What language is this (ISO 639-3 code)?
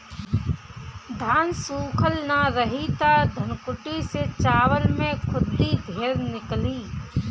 bho